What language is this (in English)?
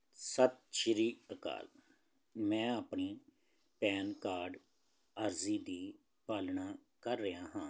Punjabi